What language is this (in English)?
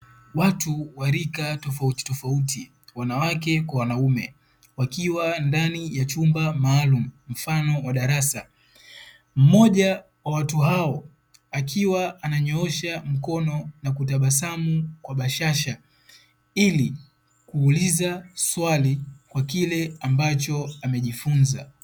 Swahili